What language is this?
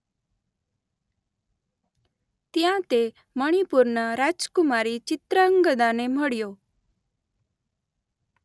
Gujarati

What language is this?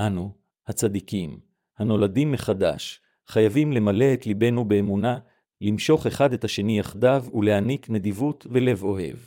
Hebrew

